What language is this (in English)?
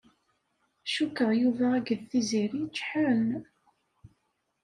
Kabyle